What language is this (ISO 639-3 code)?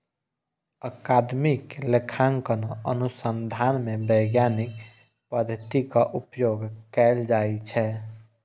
mai